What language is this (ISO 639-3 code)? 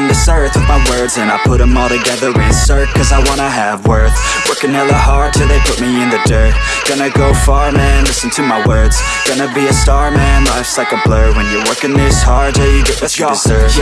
eng